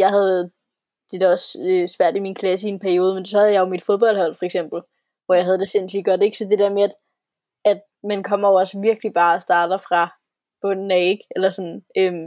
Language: Danish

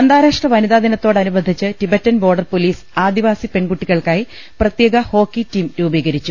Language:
Malayalam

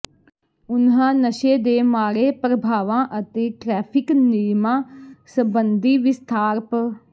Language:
Punjabi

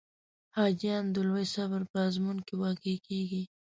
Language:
Pashto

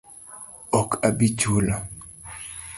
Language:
Luo (Kenya and Tanzania)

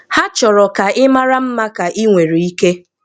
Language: Igbo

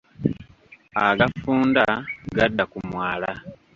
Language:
Ganda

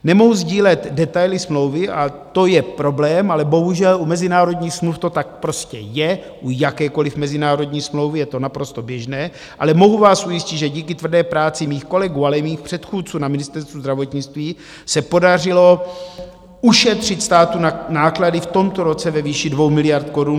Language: Czech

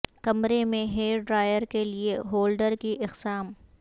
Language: Urdu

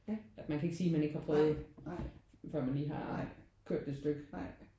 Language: Danish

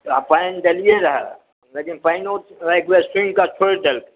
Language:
Maithili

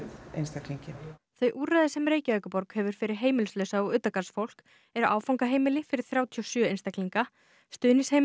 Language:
Icelandic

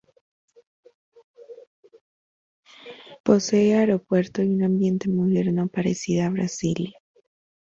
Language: Spanish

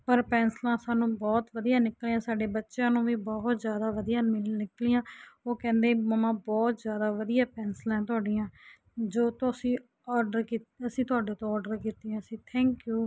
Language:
Punjabi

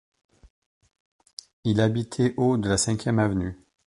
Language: French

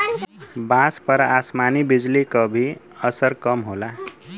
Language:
Bhojpuri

